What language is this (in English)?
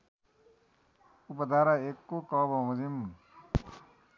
Nepali